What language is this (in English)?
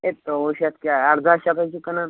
Kashmiri